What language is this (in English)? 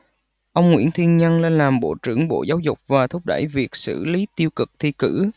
Vietnamese